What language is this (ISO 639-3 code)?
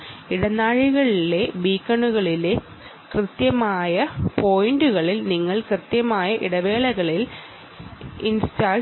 mal